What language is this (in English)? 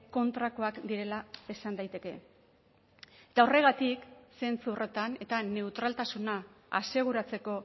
Basque